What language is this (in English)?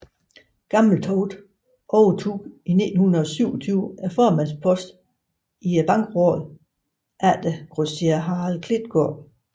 Danish